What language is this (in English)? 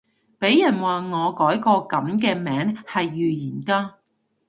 Cantonese